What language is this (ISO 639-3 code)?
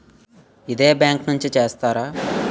tel